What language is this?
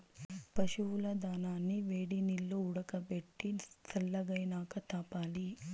Telugu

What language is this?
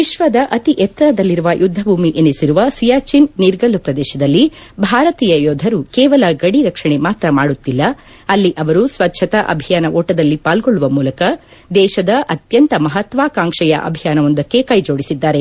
Kannada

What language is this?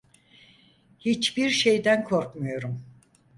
Turkish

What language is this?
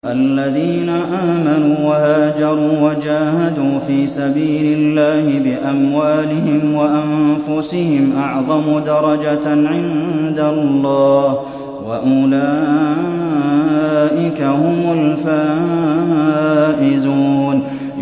Arabic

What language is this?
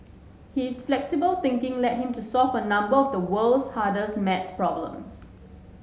English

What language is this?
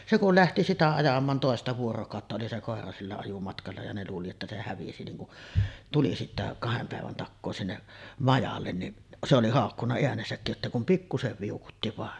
Finnish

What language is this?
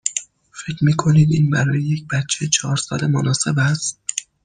Persian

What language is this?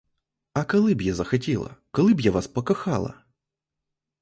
Ukrainian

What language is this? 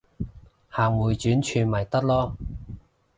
Cantonese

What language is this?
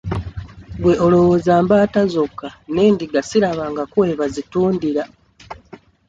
Ganda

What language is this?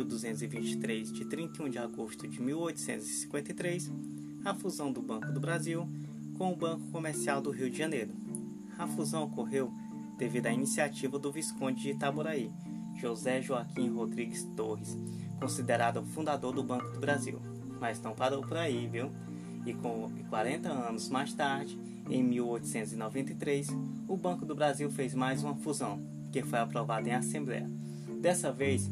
Portuguese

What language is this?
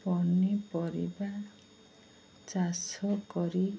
Odia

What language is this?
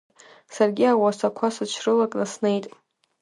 Abkhazian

